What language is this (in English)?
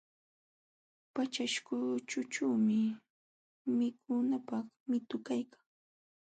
Jauja Wanca Quechua